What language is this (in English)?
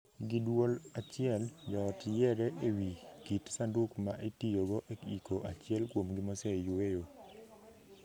Luo (Kenya and Tanzania)